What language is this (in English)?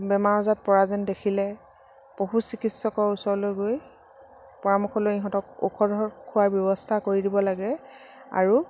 Assamese